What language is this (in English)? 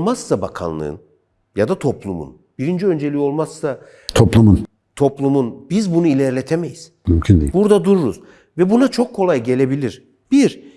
Turkish